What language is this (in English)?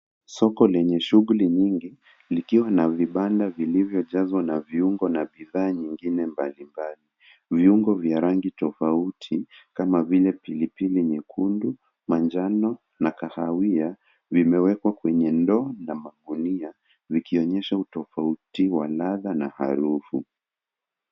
Swahili